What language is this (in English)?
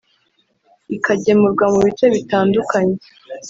Kinyarwanda